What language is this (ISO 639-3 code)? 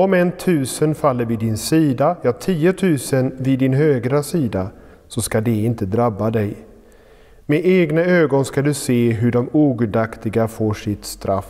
swe